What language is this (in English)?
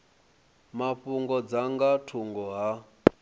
Venda